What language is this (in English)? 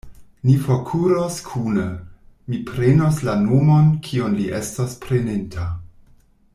Esperanto